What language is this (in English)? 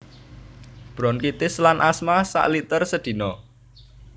Javanese